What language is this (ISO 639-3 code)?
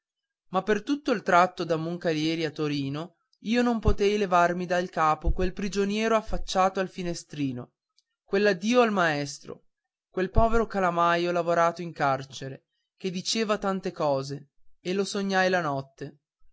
ita